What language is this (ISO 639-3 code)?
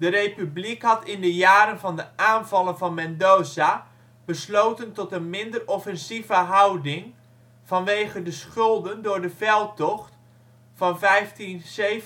nld